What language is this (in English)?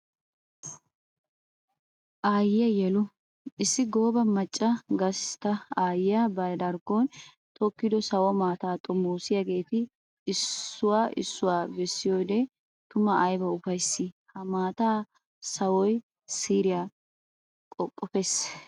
Wolaytta